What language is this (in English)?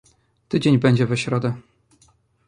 Polish